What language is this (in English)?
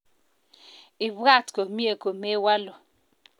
Kalenjin